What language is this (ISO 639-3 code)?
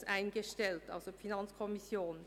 gsw